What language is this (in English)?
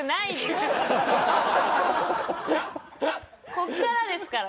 Japanese